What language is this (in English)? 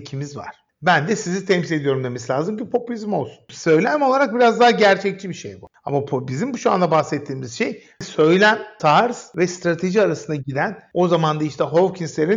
Turkish